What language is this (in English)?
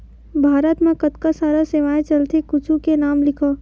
Chhattisgarhi